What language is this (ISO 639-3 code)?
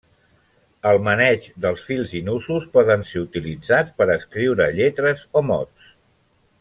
cat